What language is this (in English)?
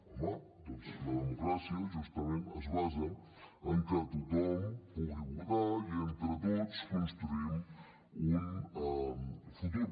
Catalan